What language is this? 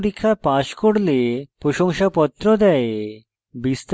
Bangla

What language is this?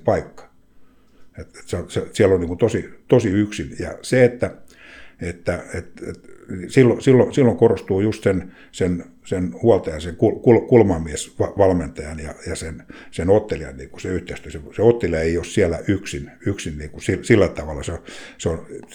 Finnish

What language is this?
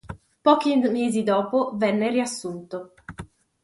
Italian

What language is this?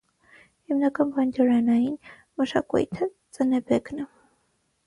Armenian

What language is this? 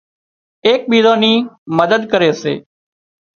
Wadiyara Koli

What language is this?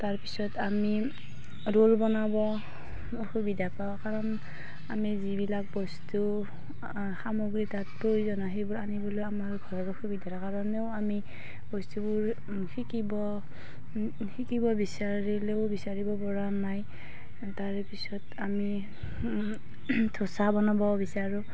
Assamese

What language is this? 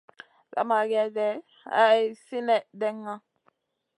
Masana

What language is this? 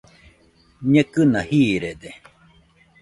Nüpode Huitoto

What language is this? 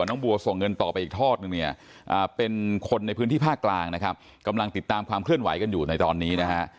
Thai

